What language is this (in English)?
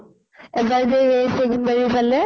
Assamese